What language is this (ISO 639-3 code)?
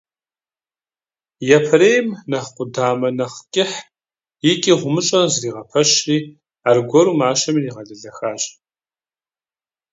kbd